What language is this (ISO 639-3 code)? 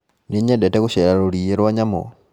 kik